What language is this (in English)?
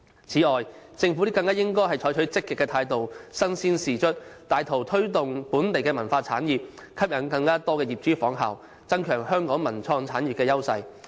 Cantonese